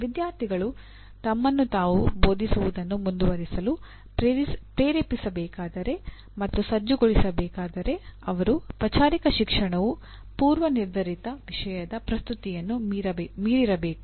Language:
Kannada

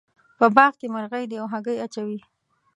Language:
Pashto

